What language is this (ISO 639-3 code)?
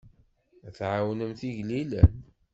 kab